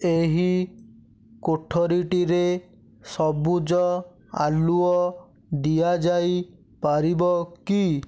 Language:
Odia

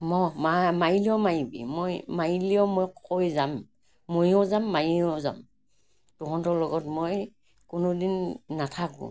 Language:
Assamese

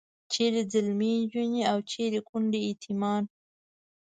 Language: Pashto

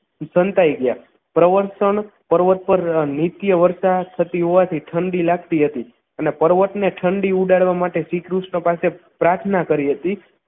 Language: Gujarati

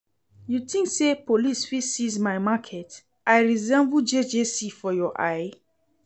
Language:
Nigerian Pidgin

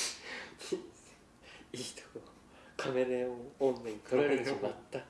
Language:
Japanese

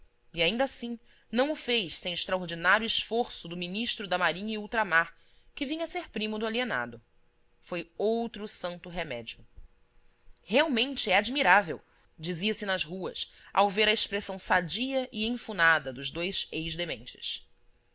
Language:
Portuguese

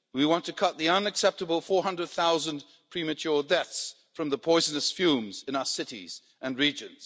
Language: English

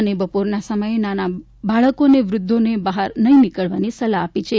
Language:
Gujarati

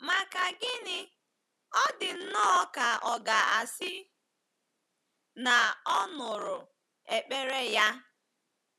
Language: Igbo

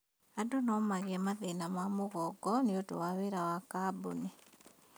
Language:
Kikuyu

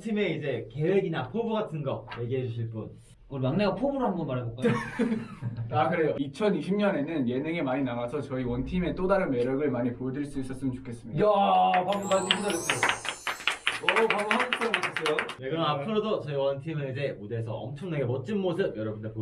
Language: Korean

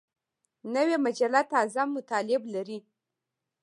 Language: Pashto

